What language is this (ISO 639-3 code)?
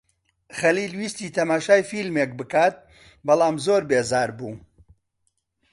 ckb